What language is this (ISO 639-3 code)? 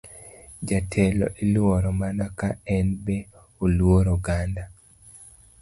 luo